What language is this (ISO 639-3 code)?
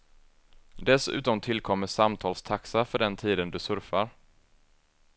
swe